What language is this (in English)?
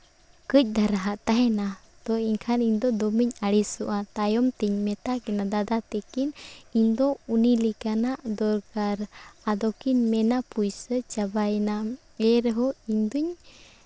Santali